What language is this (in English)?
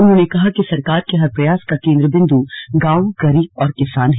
Hindi